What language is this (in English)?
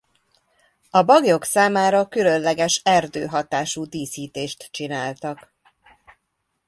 Hungarian